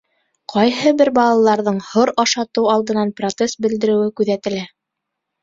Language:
Bashkir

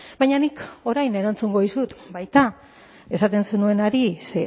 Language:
Basque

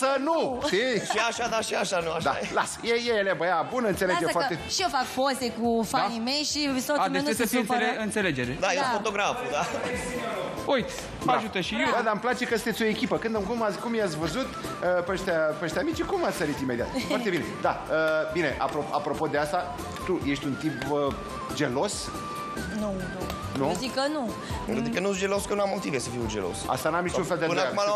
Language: Romanian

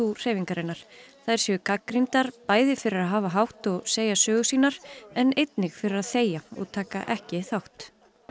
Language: Icelandic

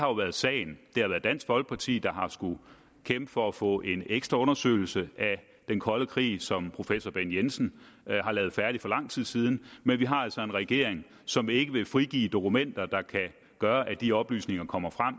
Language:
Danish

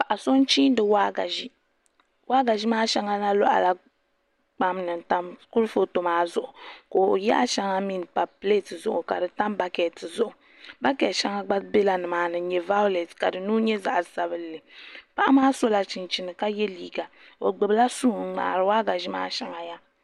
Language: Dagbani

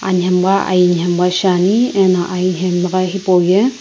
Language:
Sumi Naga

